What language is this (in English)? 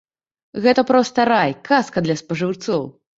Belarusian